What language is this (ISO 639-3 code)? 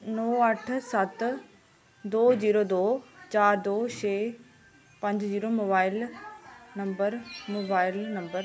doi